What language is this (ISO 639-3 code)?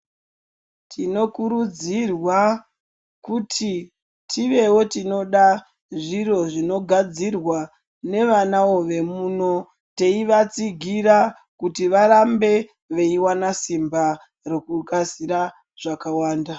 ndc